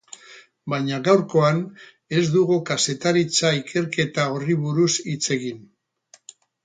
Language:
Basque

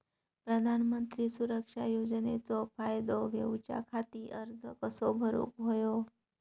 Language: Marathi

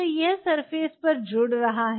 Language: Hindi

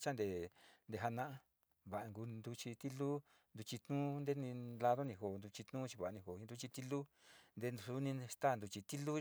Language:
Sinicahua Mixtec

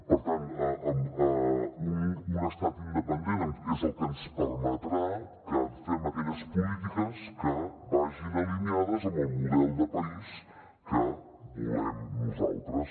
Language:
Catalan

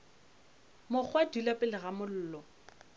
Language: Northern Sotho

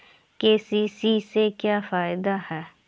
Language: Bhojpuri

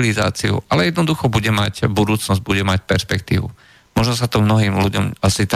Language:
Slovak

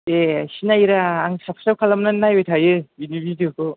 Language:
Bodo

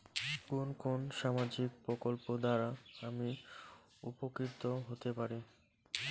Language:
Bangla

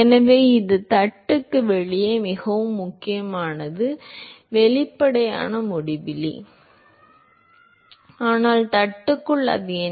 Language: Tamil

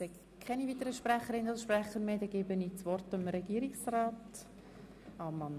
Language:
Swiss German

